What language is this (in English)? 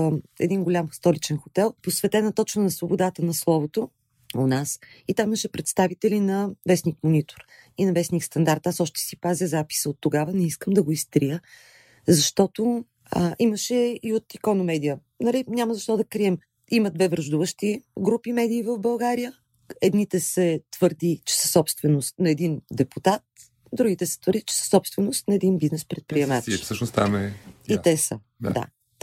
Bulgarian